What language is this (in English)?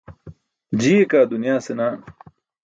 Burushaski